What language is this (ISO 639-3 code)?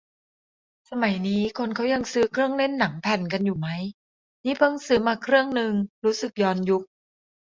tha